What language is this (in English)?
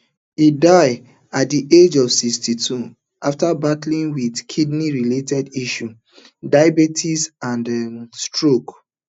Nigerian Pidgin